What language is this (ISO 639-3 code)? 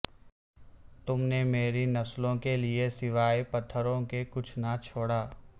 urd